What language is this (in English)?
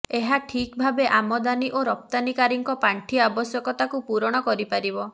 Odia